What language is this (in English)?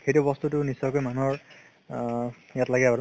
Assamese